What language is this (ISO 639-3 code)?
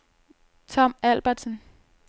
dan